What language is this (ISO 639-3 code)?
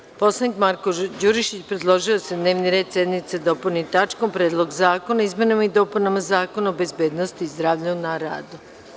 srp